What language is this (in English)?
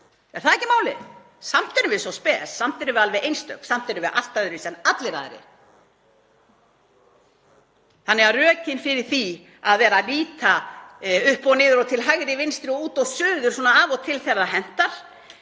Icelandic